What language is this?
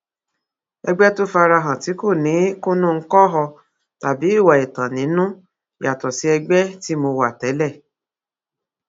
Yoruba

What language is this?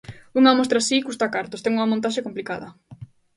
Galician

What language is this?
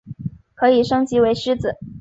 Chinese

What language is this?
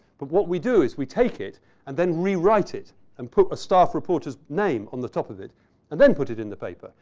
English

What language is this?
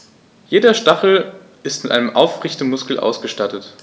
German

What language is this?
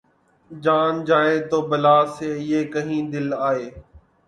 Urdu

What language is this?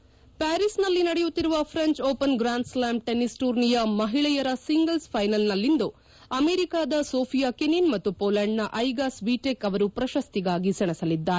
Kannada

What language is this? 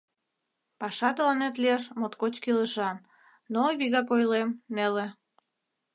Mari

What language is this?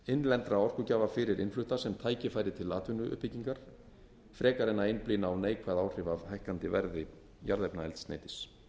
Icelandic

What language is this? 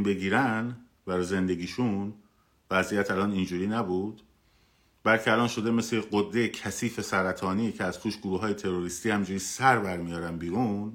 Persian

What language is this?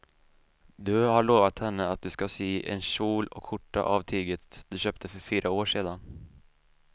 Swedish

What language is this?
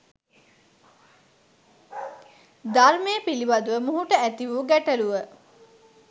Sinhala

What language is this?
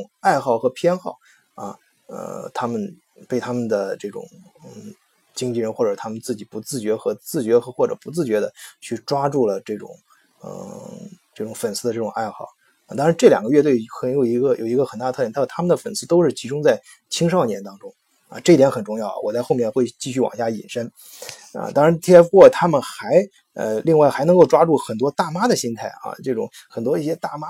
Chinese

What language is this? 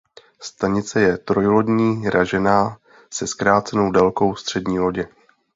Czech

